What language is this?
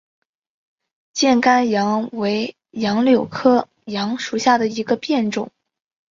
Chinese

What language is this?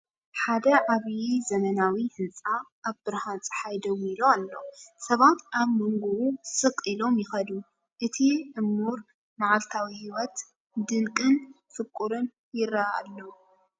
Tigrinya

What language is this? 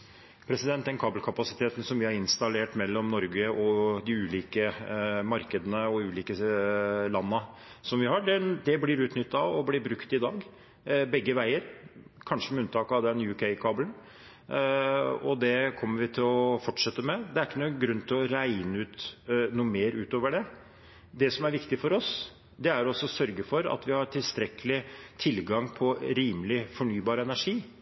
Norwegian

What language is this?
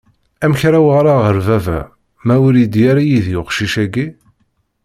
Kabyle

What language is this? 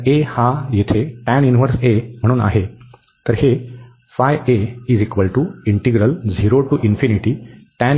Marathi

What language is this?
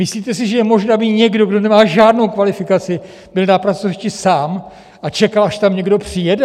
Czech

